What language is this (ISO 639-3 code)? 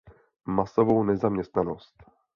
ces